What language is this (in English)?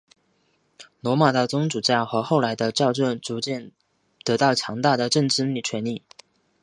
Chinese